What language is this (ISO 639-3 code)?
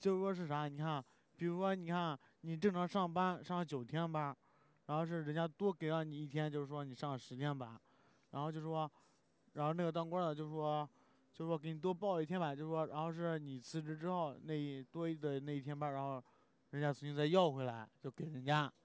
zho